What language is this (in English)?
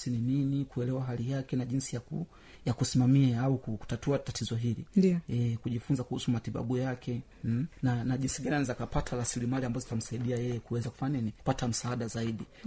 Swahili